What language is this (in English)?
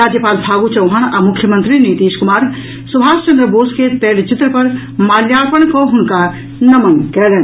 Maithili